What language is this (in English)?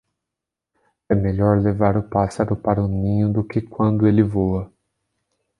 Portuguese